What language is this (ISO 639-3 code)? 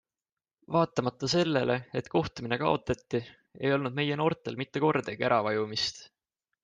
est